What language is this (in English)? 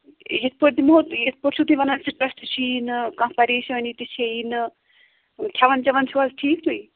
Kashmiri